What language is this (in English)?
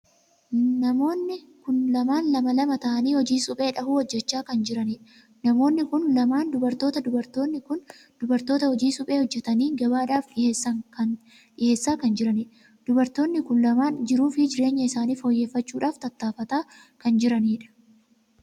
Oromo